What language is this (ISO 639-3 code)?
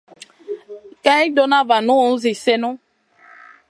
mcn